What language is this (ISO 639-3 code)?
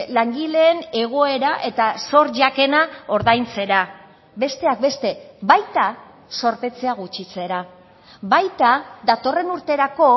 eus